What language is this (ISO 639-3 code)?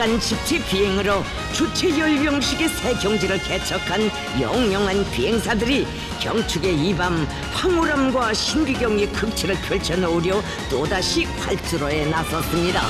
kor